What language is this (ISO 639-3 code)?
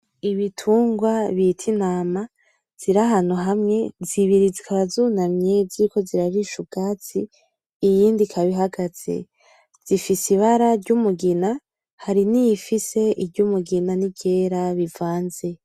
run